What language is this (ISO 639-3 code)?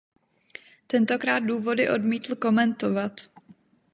ces